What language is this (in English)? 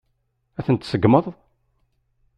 Kabyle